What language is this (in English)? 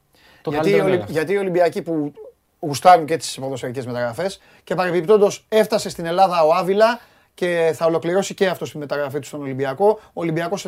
Greek